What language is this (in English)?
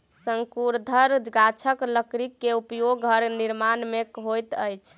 Maithili